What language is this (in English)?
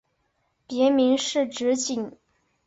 Chinese